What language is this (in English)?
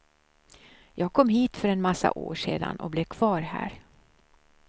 Swedish